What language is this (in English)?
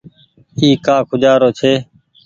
Goaria